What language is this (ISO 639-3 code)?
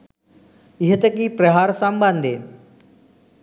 sin